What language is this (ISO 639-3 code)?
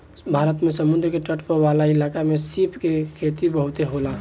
bho